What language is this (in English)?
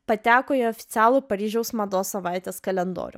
Lithuanian